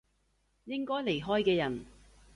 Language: Cantonese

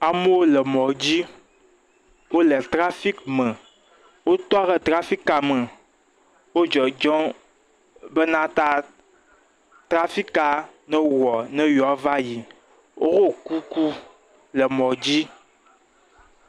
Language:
Ewe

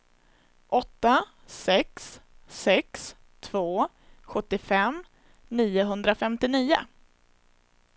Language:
Swedish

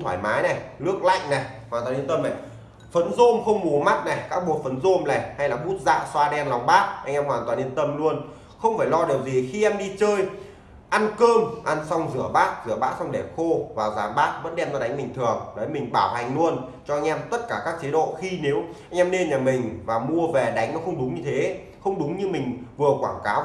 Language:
Vietnamese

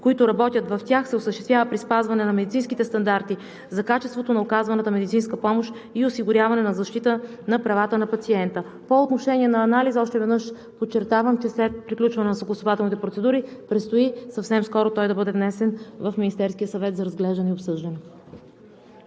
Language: Bulgarian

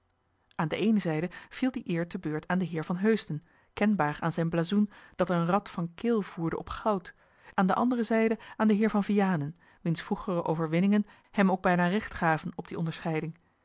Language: Dutch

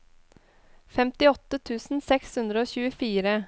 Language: Norwegian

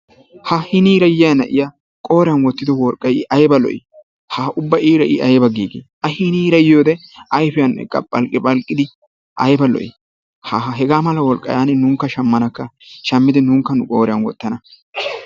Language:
Wolaytta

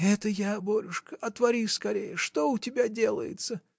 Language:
Russian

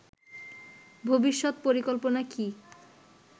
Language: Bangla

